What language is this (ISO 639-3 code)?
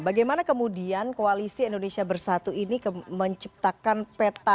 ind